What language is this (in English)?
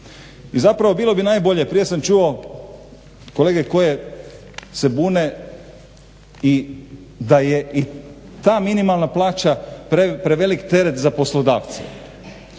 Croatian